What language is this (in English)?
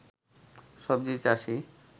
Bangla